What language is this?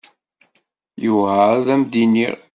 Kabyle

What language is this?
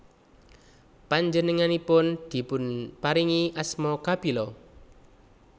Javanese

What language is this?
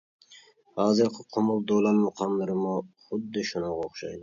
Uyghur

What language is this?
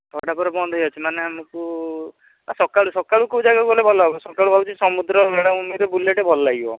Odia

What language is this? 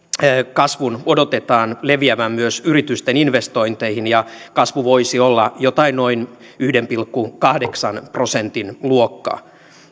Finnish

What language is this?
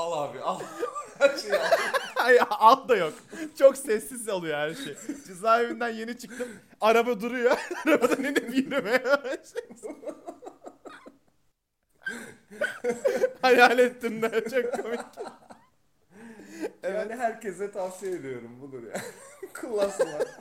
Turkish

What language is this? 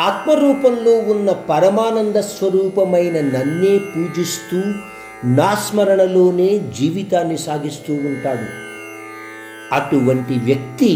Hindi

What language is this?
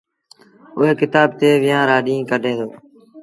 Sindhi Bhil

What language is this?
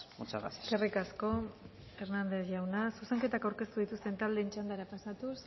Basque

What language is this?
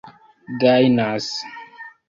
Esperanto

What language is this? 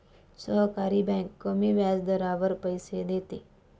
Marathi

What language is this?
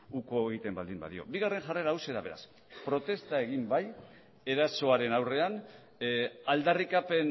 Basque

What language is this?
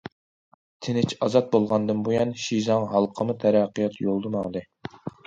Uyghur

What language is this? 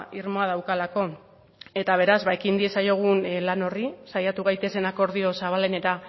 Basque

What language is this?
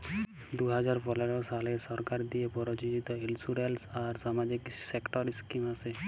Bangla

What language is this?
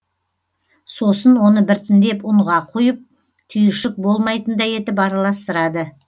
Kazakh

